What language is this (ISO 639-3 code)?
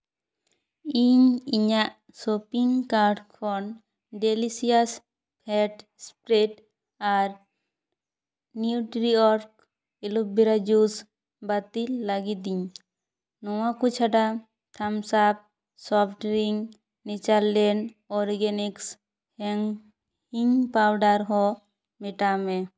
sat